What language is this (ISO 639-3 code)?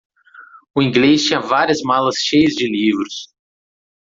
por